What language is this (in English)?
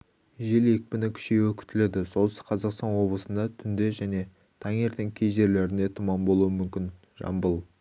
Kazakh